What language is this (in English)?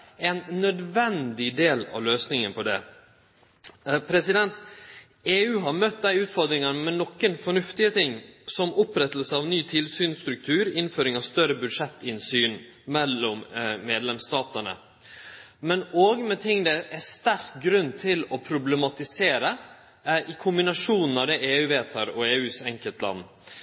Norwegian Nynorsk